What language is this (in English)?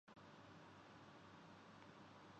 Urdu